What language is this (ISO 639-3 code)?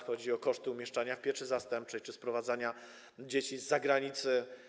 pol